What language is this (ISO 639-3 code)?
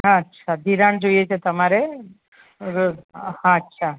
guj